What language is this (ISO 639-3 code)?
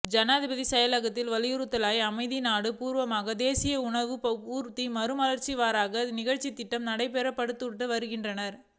tam